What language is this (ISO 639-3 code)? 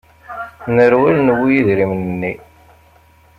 kab